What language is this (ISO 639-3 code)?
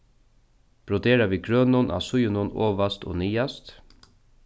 fao